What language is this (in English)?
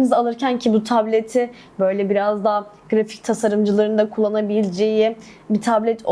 Turkish